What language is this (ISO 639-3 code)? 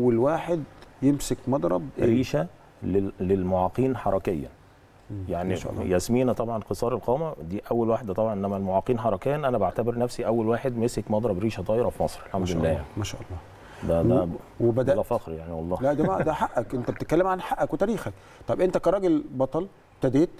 ara